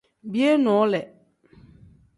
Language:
Tem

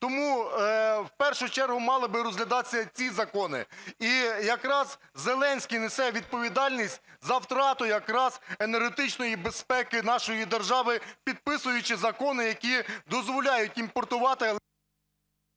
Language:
Ukrainian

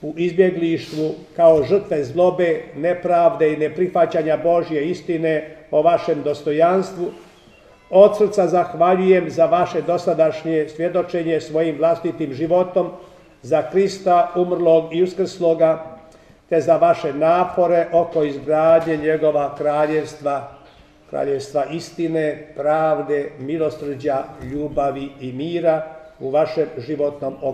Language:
Croatian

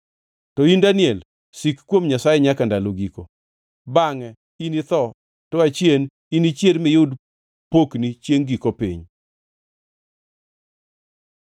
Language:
Luo (Kenya and Tanzania)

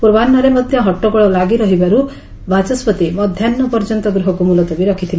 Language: Odia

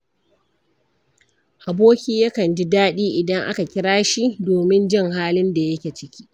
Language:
Hausa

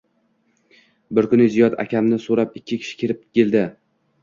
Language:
Uzbek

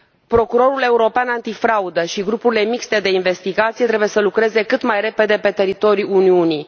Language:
Romanian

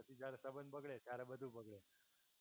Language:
Gujarati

